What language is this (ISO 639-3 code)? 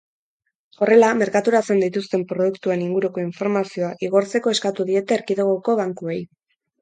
eus